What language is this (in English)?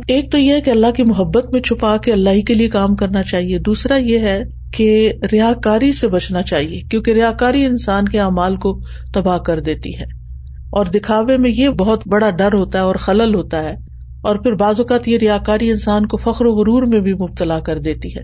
Urdu